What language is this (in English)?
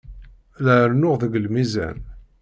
Kabyle